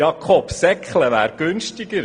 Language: Swiss German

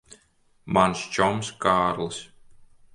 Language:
Latvian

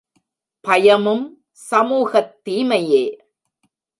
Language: Tamil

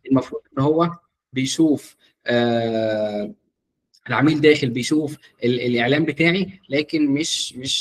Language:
Arabic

